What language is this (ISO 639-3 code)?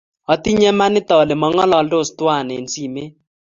kln